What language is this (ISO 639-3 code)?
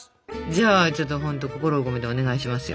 jpn